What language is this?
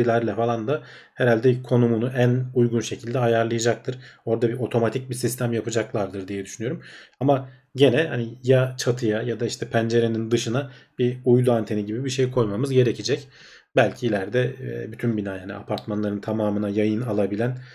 Turkish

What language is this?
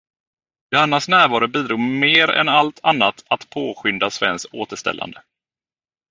Swedish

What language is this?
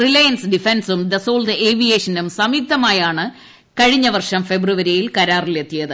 Malayalam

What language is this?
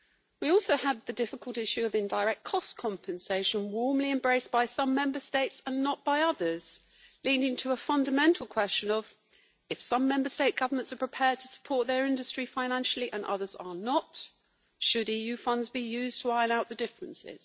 English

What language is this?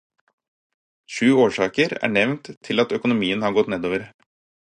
Norwegian Bokmål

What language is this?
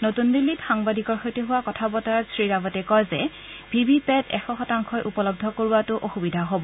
Assamese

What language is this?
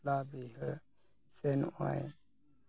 Santali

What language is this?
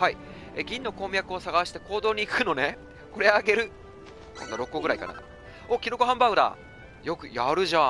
Japanese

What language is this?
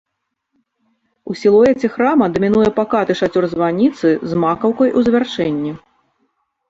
Belarusian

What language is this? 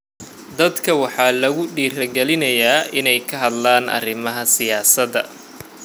Somali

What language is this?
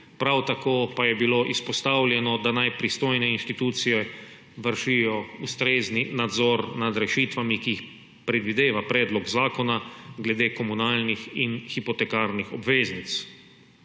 Slovenian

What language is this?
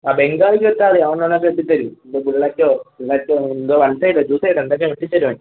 Malayalam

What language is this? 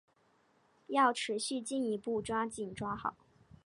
Chinese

